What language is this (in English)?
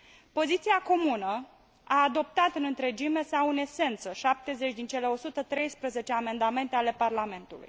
Romanian